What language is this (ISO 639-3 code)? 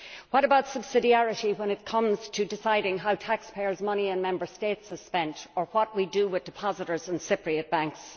eng